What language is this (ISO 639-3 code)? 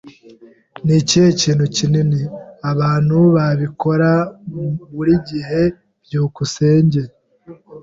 kin